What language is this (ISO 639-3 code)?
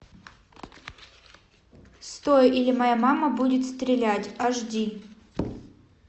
rus